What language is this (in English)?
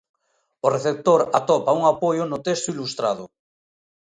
Galician